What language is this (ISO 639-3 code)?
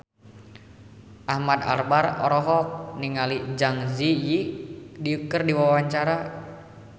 sun